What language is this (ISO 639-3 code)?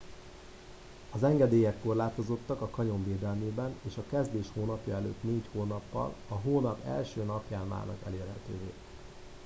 hun